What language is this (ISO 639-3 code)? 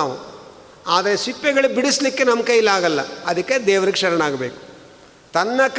kan